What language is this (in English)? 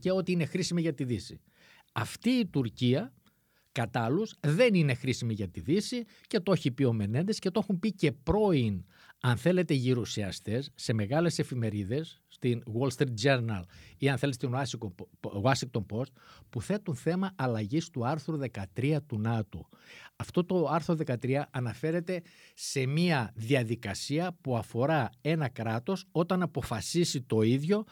Greek